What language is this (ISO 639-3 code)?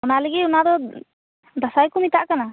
sat